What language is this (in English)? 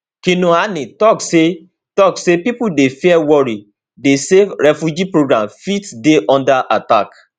Nigerian Pidgin